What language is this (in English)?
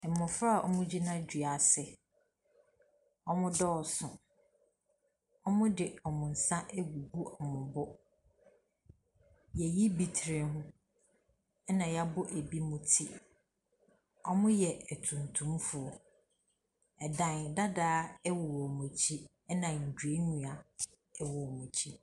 Akan